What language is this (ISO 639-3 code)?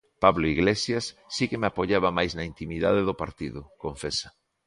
glg